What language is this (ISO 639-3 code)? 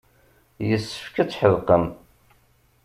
kab